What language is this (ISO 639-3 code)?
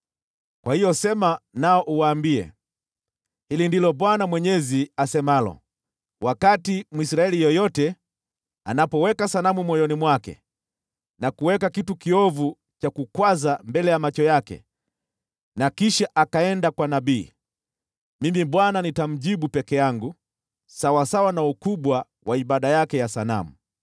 swa